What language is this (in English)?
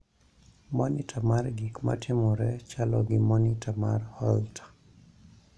Luo (Kenya and Tanzania)